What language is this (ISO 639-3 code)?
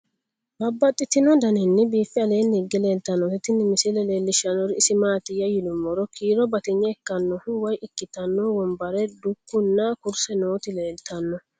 sid